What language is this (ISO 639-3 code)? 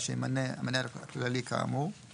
heb